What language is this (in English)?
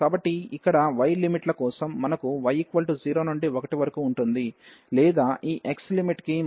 Telugu